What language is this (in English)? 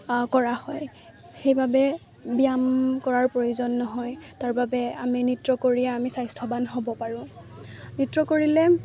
Assamese